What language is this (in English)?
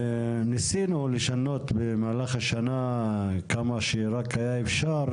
Hebrew